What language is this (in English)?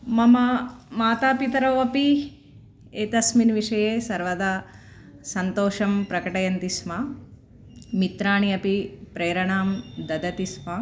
Sanskrit